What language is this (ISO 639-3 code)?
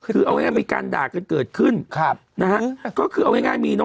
tha